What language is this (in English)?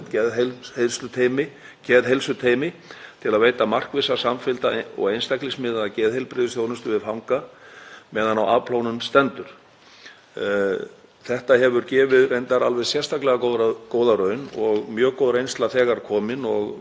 Icelandic